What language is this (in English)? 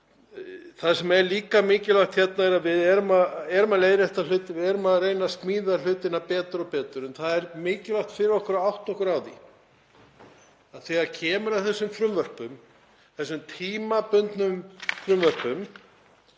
Icelandic